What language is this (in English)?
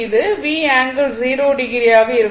Tamil